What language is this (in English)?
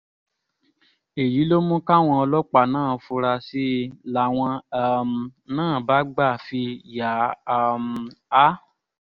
Yoruba